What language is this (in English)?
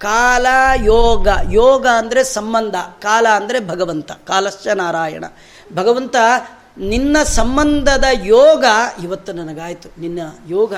Kannada